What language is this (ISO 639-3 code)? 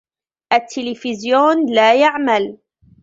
ara